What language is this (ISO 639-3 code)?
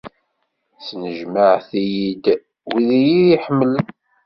kab